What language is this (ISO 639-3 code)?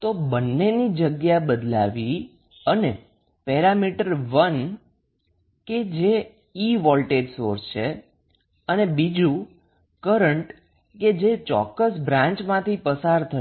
guj